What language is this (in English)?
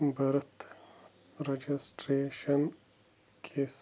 Kashmiri